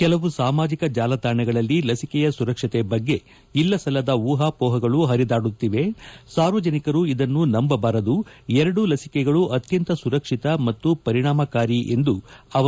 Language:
Kannada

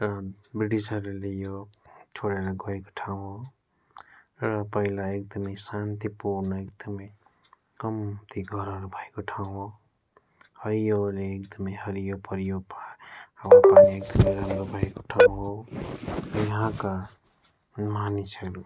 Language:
Nepali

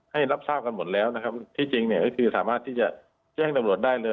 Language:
Thai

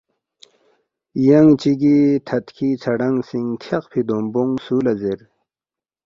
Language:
Balti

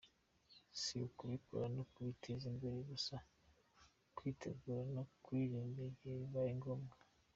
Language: Kinyarwanda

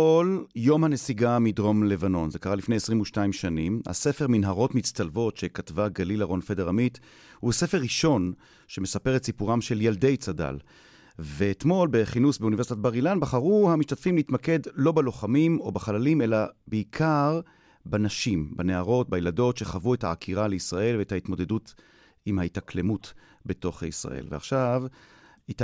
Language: Hebrew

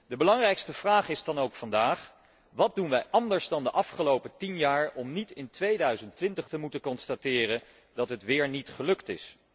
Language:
Dutch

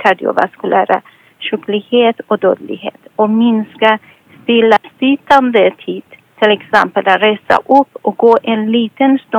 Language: Swedish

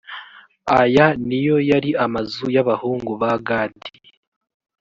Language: Kinyarwanda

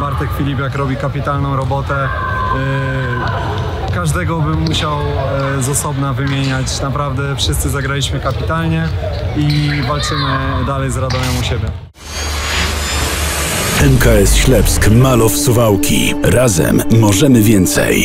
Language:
Polish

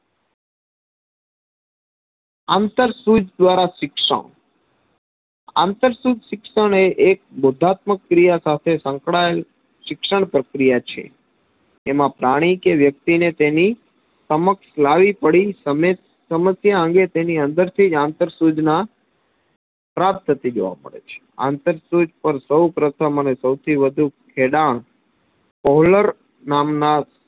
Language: Gujarati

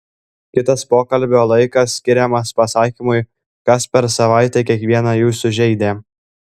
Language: Lithuanian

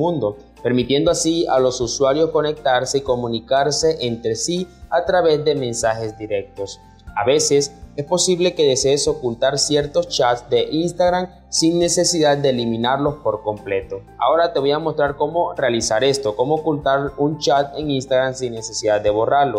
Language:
Spanish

